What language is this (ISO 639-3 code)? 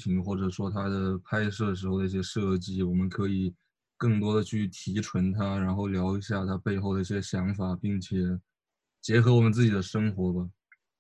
zho